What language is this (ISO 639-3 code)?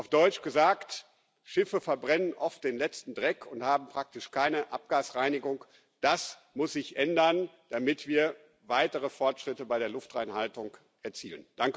deu